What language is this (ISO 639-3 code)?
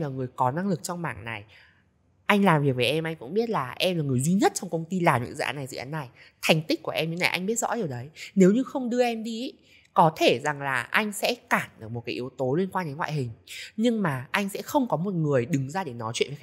vie